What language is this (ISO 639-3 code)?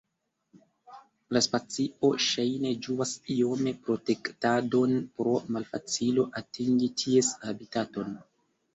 epo